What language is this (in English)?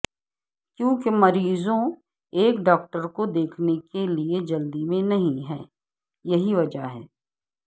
Urdu